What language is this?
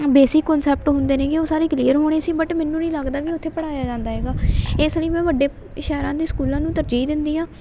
Punjabi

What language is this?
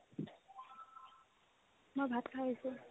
Assamese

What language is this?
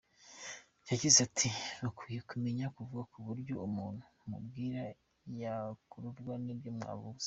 Kinyarwanda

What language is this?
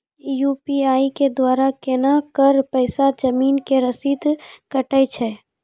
Maithili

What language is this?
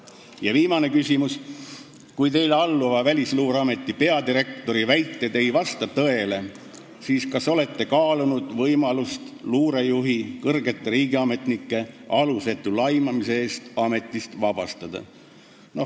Estonian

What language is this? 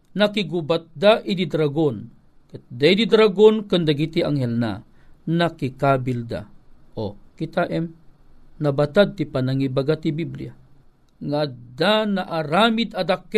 Filipino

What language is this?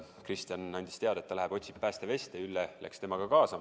Estonian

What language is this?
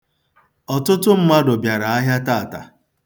Igbo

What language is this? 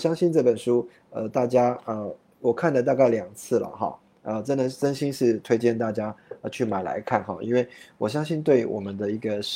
Chinese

